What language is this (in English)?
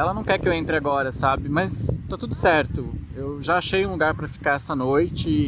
Portuguese